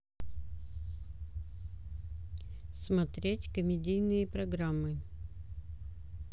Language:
Russian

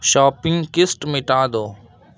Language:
Urdu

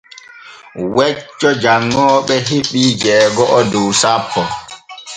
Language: Borgu Fulfulde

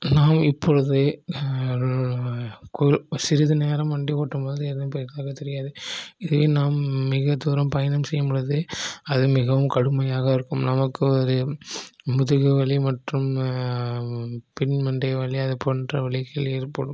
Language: Tamil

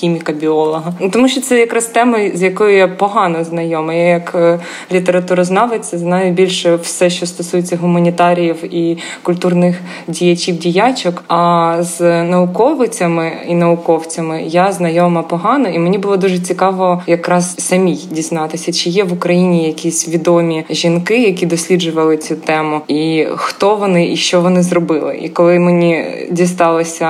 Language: Ukrainian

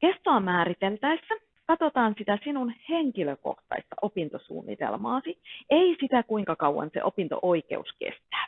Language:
Finnish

